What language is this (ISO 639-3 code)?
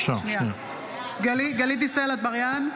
heb